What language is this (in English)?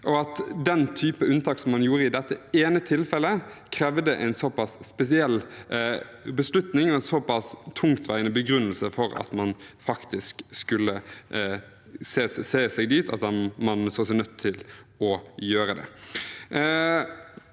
Norwegian